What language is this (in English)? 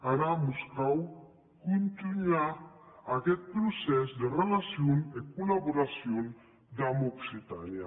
Catalan